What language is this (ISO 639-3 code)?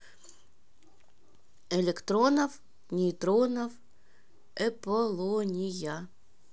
rus